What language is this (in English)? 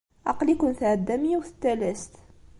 Kabyle